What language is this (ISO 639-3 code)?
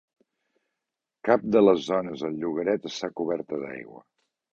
cat